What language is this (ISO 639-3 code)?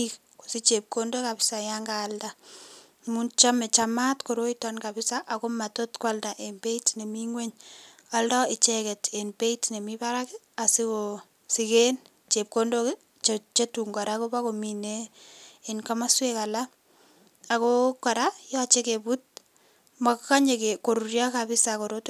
kln